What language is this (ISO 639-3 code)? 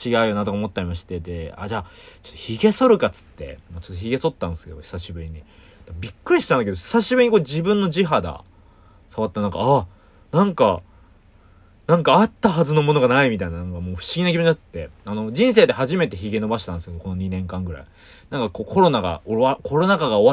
jpn